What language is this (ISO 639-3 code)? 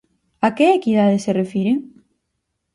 glg